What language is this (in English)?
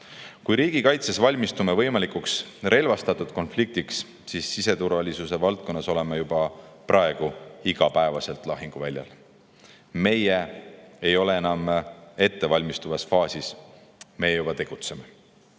Estonian